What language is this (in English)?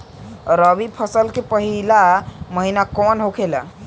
Bhojpuri